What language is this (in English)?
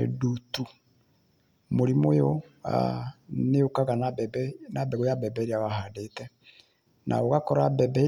Kikuyu